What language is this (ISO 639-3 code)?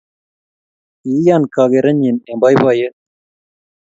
kln